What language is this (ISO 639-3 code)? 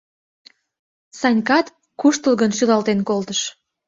chm